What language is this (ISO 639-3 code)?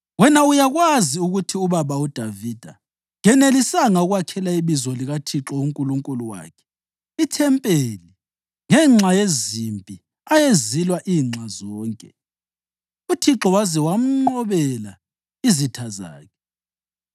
nde